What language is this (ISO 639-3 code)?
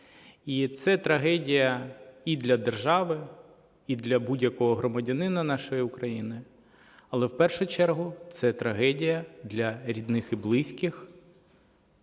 ukr